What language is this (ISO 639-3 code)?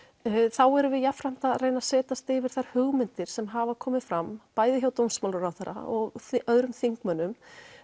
isl